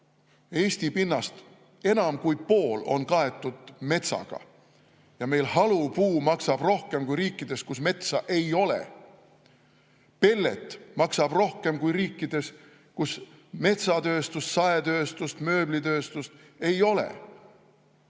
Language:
Estonian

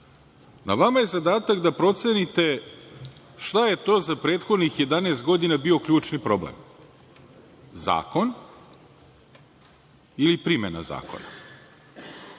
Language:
Serbian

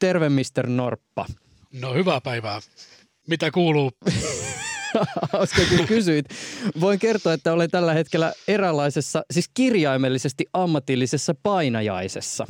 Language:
Finnish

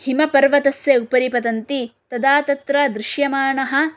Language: Sanskrit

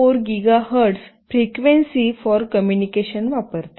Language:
Marathi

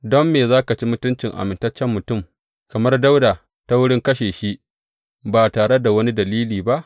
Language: Hausa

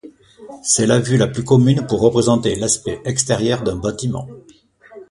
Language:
French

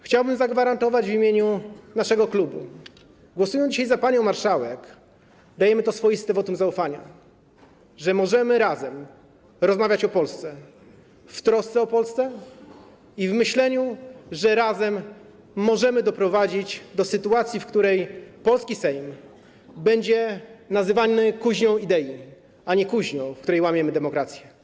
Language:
Polish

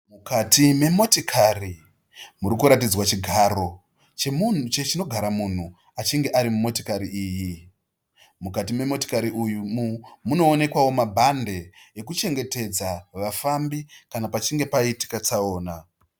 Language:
Shona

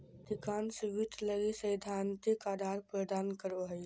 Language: Magahi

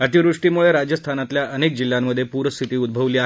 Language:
Marathi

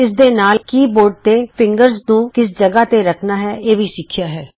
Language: Punjabi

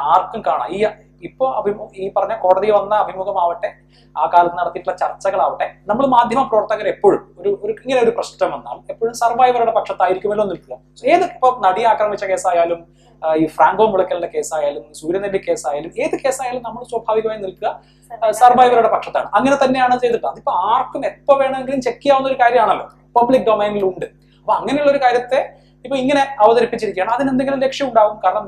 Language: Malayalam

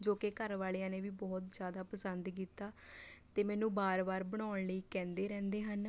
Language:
Punjabi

